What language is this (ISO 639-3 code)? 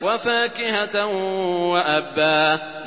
ara